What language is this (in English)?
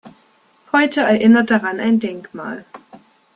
German